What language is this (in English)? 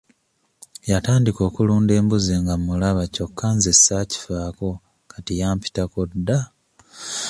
Ganda